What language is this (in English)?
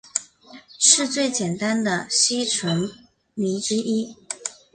Chinese